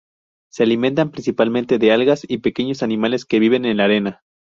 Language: Spanish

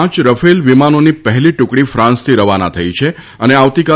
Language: Gujarati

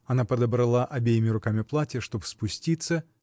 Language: Russian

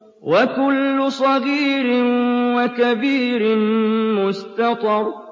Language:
Arabic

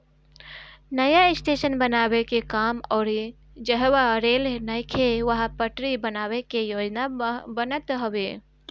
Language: Bhojpuri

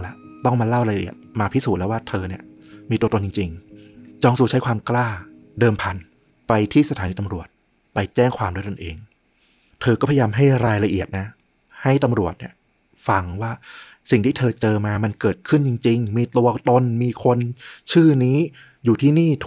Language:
Thai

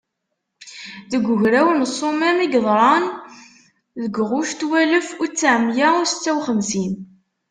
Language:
Kabyle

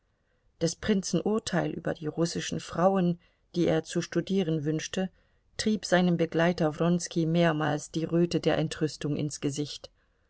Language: German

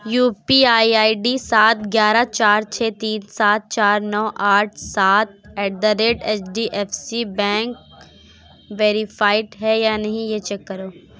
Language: Urdu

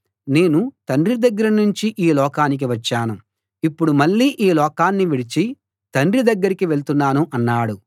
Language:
Telugu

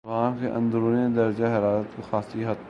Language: Urdu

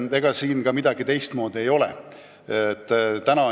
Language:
Estonian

